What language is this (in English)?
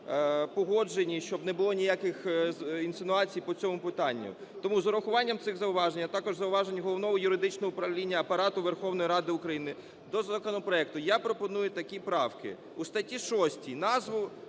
Ukrainian